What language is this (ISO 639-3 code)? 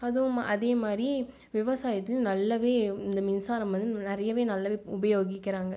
tam